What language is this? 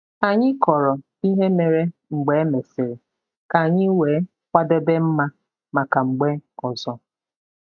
Igbo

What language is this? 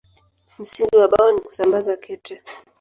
Swahili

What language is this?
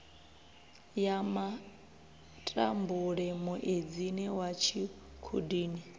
Venda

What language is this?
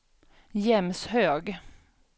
Swedish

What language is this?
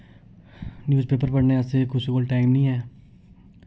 Dogri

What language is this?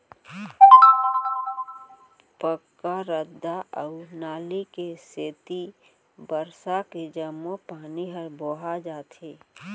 Chhattisgarhi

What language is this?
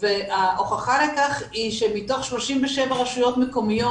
Hebrew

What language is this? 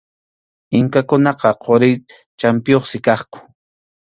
Arequipa-La Unión Quechua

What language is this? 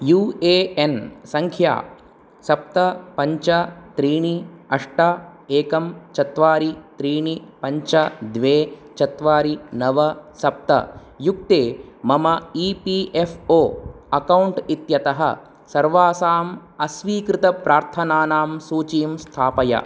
Sanskrit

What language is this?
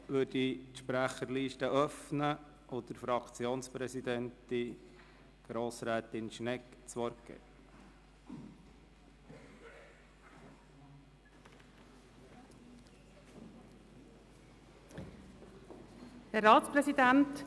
Swiss German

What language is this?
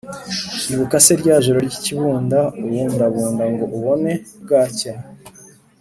Kinyarwanda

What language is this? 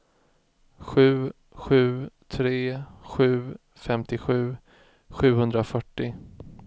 Swedish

